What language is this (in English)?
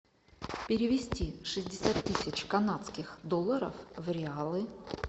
Russian